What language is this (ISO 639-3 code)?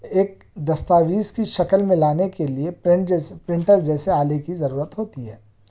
urd